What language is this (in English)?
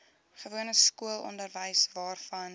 Afrikaans